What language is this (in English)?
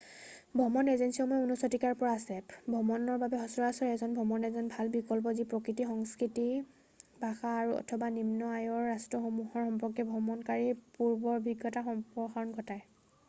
Assamese